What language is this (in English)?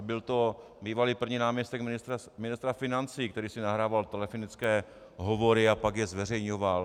Czech